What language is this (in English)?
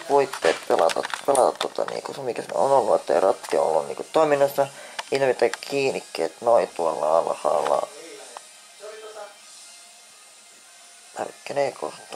Finnish